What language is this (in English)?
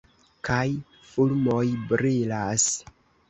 Esperanto